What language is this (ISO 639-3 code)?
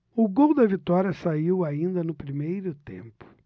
por